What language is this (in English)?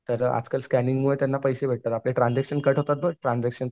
Marathi